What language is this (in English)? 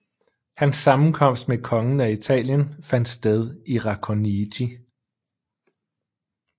Danish